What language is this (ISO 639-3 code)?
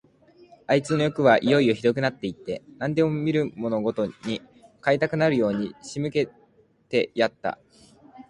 jpn